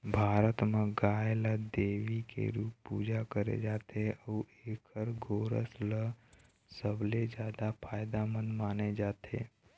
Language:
Chhattisgarhi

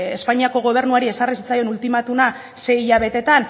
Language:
Basque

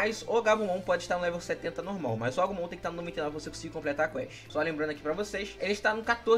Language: Portuguese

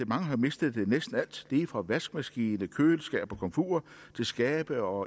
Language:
Danish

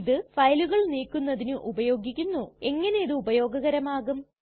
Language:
Malayalam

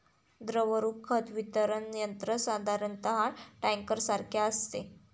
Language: Marathi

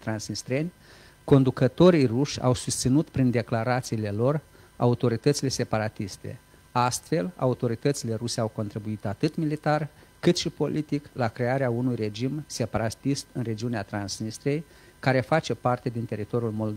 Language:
Romanian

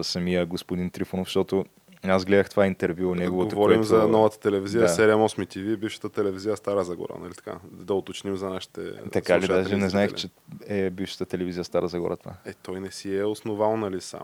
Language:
Bulgarian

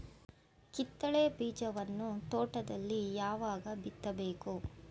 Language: Kannada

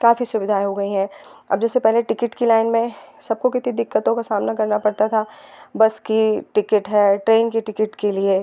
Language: Hindi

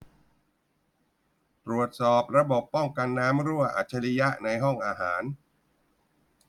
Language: Thai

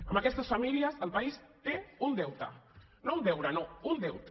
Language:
Catalan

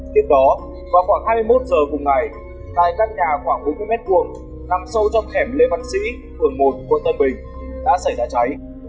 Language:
Vietnamese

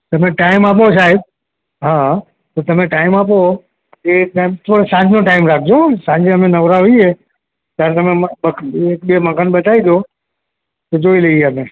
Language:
Gujarati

